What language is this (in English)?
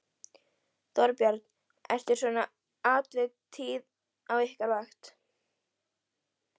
Icelandic